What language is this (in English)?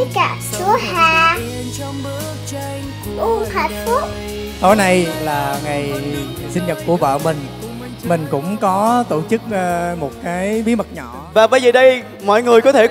Vietnamese